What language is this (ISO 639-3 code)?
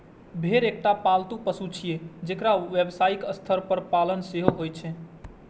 mai